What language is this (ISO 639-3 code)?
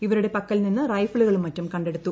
mal